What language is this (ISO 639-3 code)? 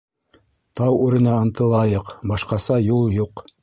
bak